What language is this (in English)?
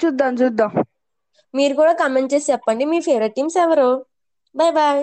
Telugu